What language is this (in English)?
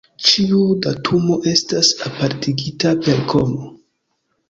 Esperanto